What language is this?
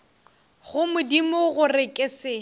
Northern Sotho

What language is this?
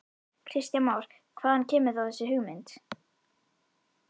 Icelandic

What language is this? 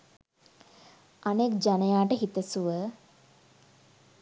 Sinhala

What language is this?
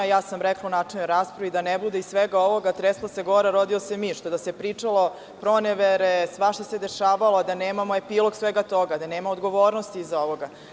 Serbian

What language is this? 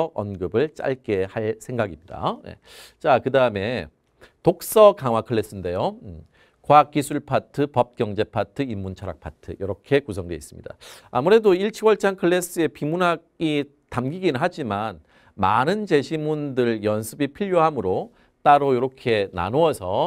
Korean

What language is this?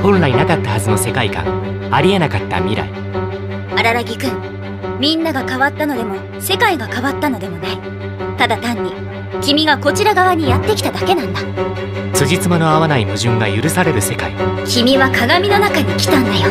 Japanese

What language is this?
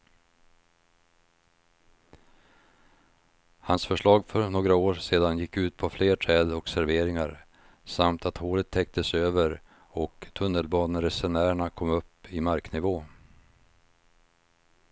Swedish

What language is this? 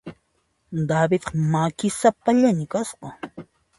Puno Quechua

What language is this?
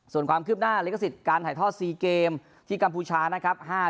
Thai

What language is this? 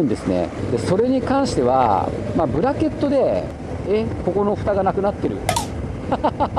Japanese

